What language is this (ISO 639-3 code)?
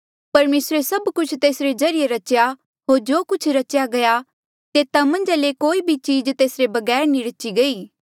mjl